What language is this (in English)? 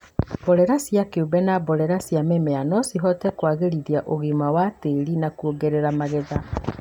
Kikuyu